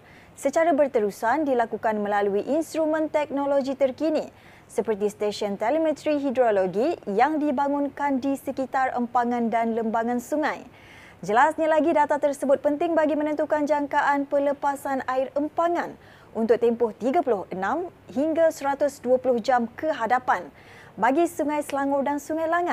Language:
Malay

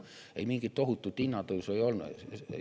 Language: Estonian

